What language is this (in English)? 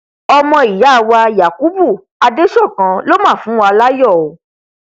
Yoruba